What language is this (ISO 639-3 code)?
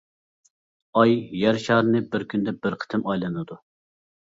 uig